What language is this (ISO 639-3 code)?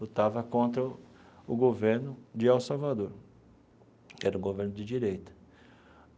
por